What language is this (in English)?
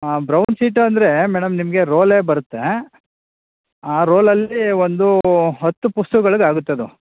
Kannada